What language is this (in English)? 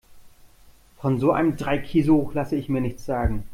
German